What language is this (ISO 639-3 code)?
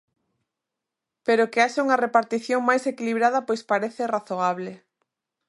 glg